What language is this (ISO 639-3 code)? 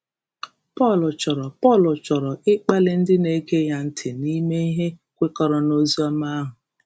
ibo